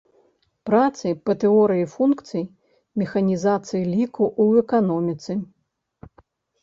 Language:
Belarusian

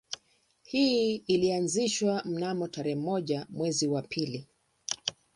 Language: Swahili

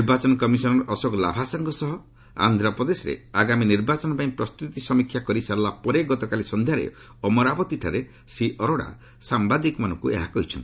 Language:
Odia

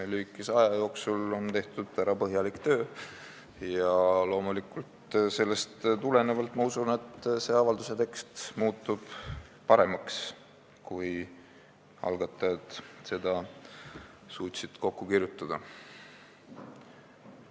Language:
Estonian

